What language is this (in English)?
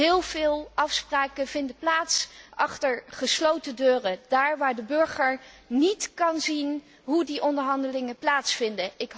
Dutch